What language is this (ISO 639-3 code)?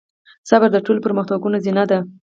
pus